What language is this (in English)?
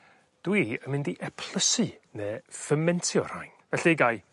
Welsh